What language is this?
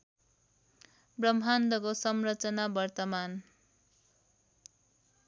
Nepali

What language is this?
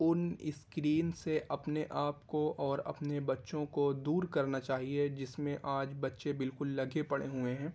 Urdu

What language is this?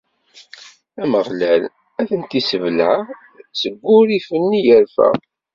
Kabyle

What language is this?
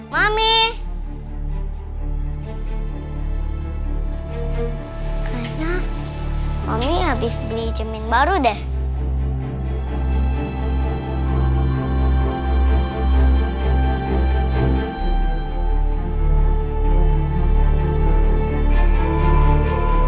Indonesian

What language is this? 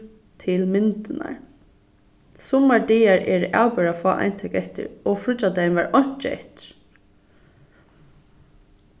Faroese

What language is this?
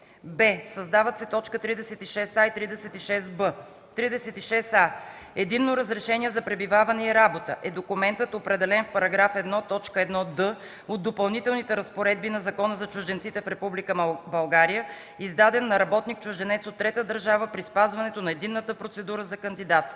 Bulgarian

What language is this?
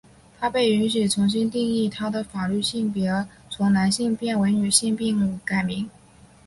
Chinese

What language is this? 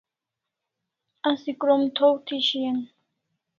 Kalasha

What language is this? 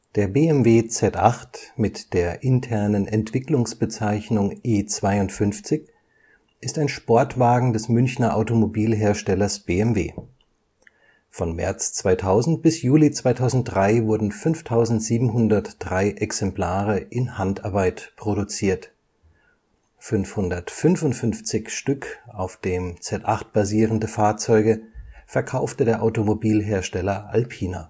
German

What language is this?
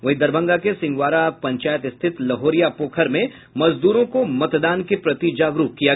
Hindi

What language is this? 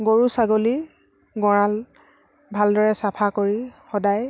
Assamese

